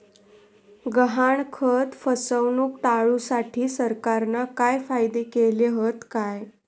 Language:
Marathi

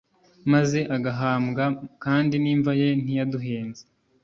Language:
Kinyarwanda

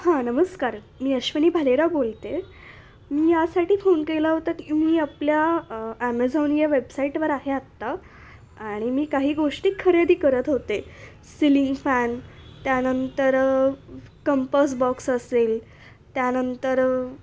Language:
Marathi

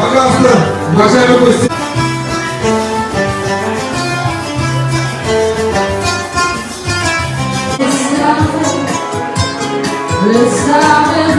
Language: Vietnamese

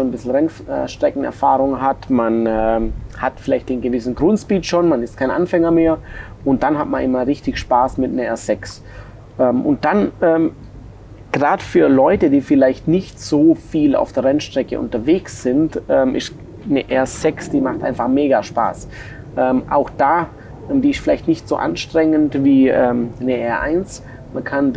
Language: German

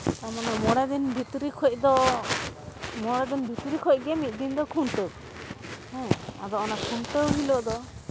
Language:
Santali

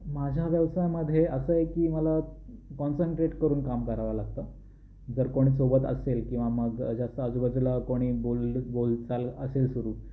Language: Marathi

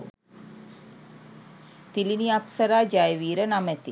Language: Sinhala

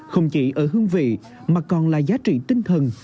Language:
Vietnamese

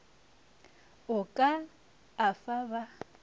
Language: Northern Sotho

